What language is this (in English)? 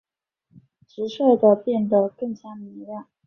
Chinese